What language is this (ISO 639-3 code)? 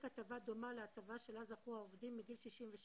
heb